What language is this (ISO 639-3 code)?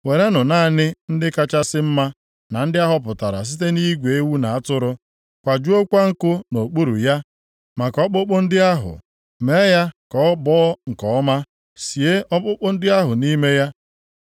ibo